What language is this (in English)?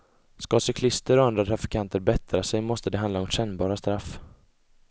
Swedish